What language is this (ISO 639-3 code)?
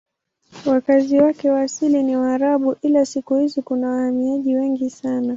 swa